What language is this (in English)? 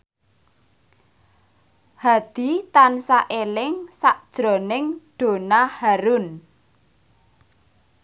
Javanese